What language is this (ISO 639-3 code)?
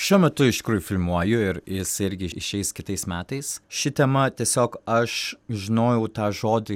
lit